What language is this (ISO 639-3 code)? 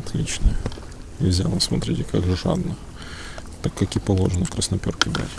rus